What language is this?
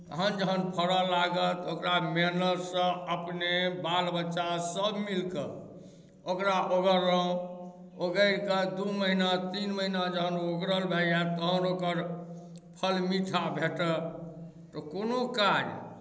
Maithili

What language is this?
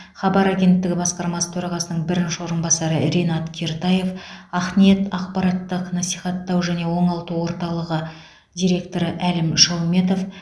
Kazakh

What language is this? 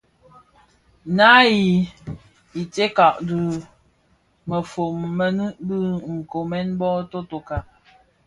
Bafia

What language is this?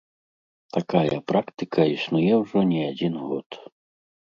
Belarusian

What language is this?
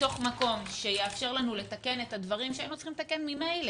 Hebrew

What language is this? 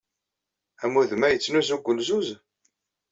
Kabyle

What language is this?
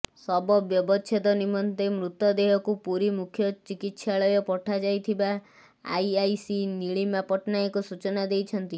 Odia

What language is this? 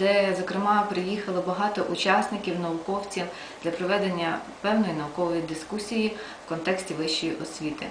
Ukrainian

